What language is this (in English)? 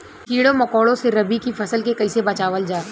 Bhojpuri